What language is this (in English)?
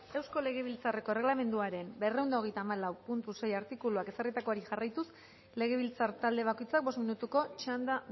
Basque